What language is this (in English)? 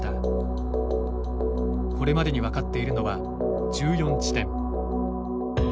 Japanese